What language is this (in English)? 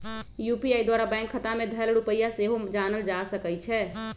Magahi